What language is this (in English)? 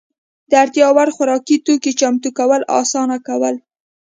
Pashto